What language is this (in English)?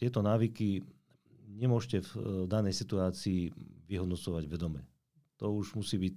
Slovak